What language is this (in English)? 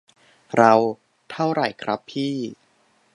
Thai